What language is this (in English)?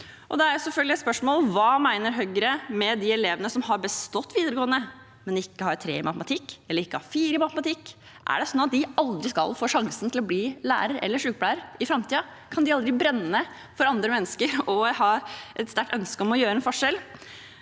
Norwegian